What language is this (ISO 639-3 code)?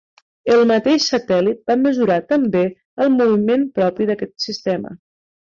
cat